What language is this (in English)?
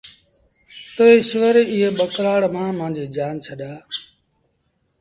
Sindhi Bhil